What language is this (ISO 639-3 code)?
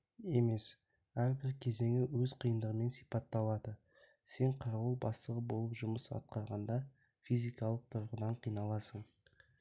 kaz